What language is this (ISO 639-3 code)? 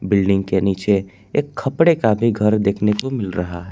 hin